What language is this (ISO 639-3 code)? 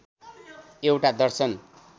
nep